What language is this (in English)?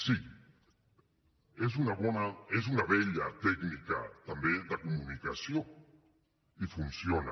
Catalan